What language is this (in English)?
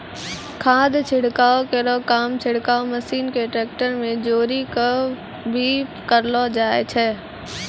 Maithili